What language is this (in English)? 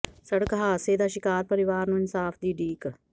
Punjabi